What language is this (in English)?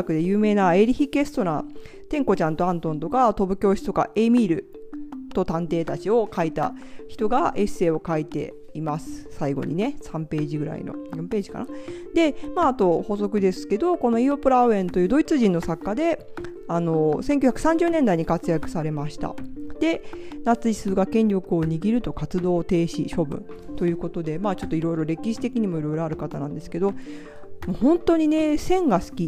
Japanese